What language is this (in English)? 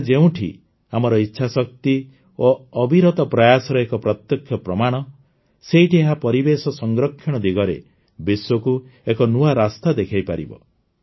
Odia